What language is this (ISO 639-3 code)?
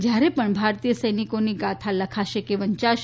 guj